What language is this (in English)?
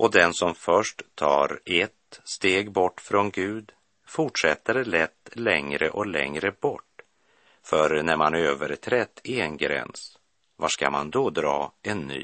Swedish